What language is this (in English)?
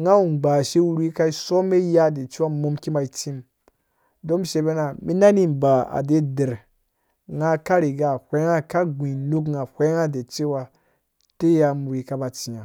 Dũya